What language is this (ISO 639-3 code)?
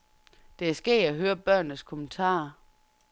dan